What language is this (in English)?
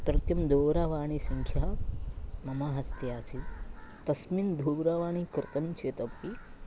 Sanskrit